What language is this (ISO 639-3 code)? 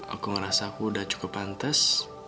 ind